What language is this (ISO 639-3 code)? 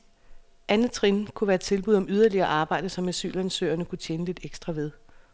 dan